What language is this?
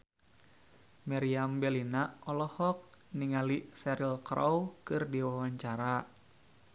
Sundanese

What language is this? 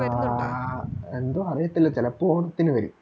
Malayalam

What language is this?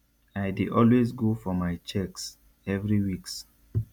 Nigerian Pidgin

